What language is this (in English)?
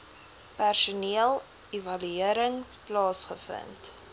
Afrikaans